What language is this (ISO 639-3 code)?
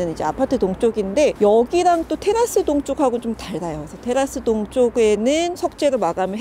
kor